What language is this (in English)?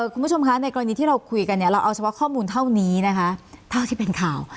Thai